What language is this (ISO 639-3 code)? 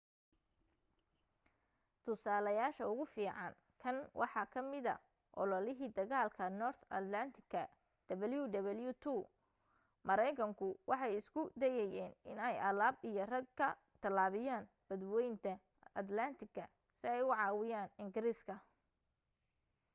som